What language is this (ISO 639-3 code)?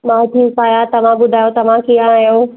snd